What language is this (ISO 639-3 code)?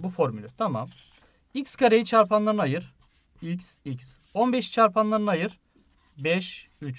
tur